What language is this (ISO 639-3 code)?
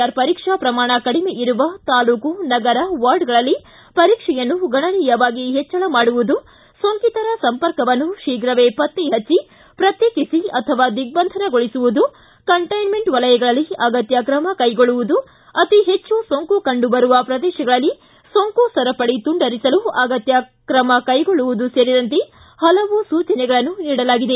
kan